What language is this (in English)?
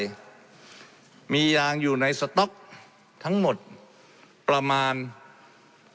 Thai